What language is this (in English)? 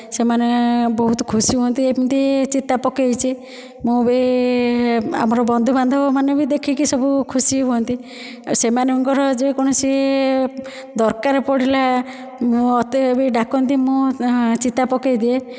Odia